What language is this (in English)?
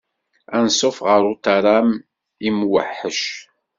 Kabyle